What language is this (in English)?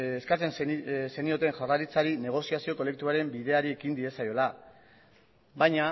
Basque